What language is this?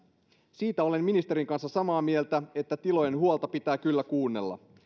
Finnish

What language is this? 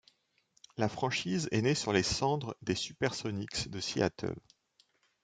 French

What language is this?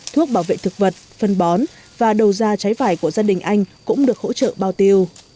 Vietnamese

